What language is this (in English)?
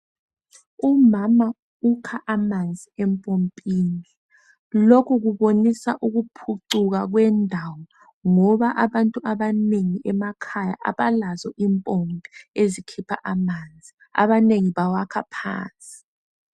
North Ndebele